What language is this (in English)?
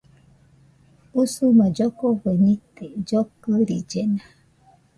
Nüpode Huitoto